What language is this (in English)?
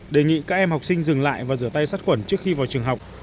Vietnamese